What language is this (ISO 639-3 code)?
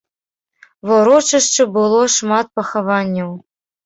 bel